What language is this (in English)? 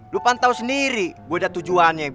Indonesian